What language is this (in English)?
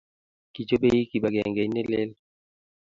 Kalenjin